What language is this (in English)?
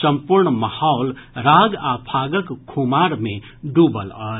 Maithili